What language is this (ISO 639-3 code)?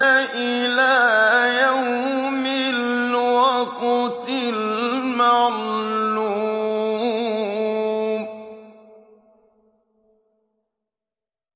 ara